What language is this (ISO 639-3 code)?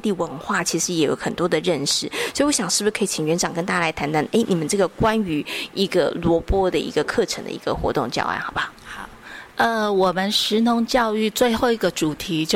zho